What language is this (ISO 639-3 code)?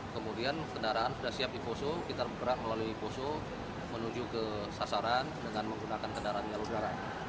ind